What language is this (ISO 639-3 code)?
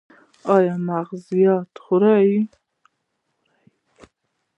pus